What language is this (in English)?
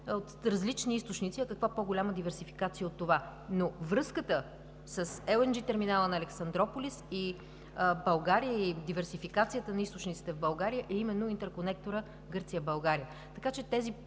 Bulgarian